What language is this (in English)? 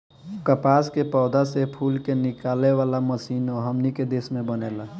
Bhojpuri